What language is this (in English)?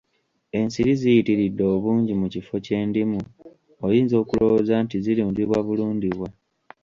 Ganda